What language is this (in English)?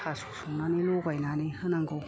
Bodo